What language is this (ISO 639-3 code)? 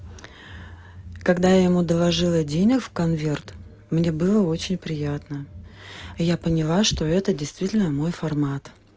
rus